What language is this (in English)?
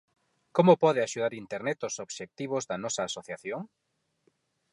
Galician